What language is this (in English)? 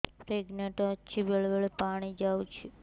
Odia